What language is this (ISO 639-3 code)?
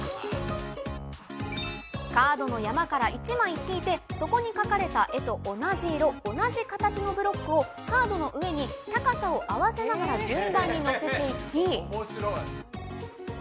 jpn